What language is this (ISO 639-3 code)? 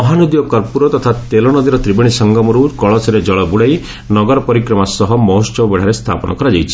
ori